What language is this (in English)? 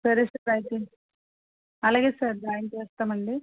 Telugu